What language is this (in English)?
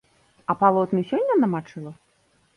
Belarusian